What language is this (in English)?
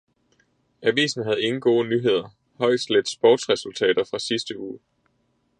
Danish